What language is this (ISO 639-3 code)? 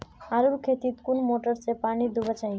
mag